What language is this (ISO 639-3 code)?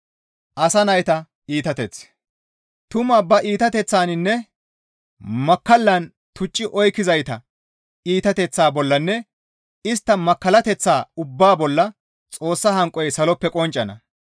gmv